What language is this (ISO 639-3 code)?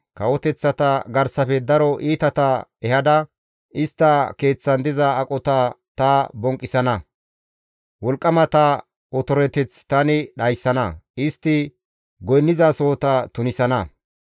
gmv